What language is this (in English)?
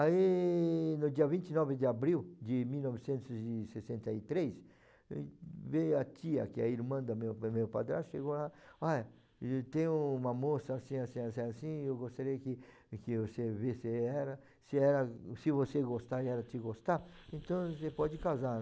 Portuguese